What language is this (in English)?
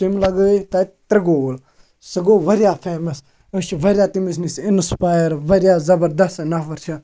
Kashmiri